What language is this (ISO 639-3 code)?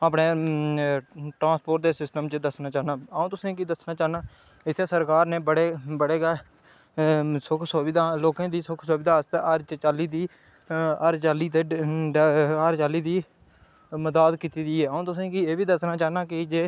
doi